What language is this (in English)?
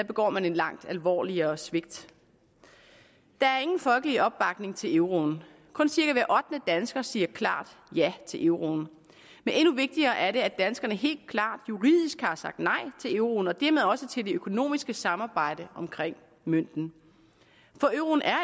Danish